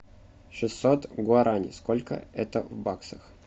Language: Russian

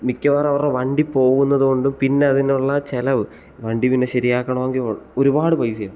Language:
Malayalam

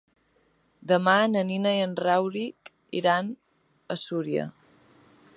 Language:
Catalan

